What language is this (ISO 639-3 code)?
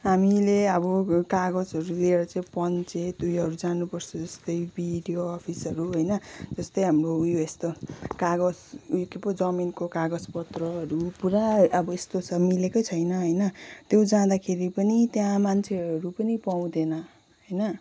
nep